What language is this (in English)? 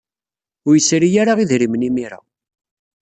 Kabyle